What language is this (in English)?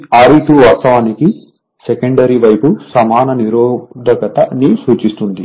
Telugu